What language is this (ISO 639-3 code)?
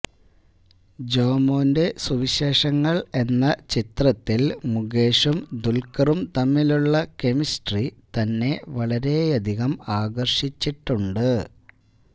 mal